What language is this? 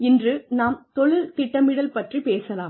Tamil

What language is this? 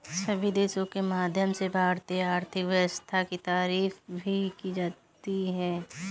Hindi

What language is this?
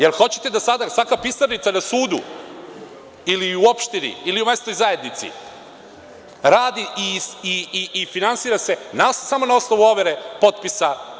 Serbian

